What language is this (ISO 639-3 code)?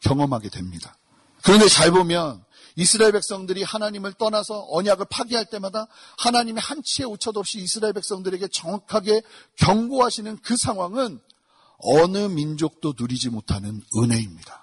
kor